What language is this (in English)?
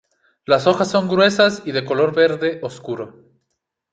Spanish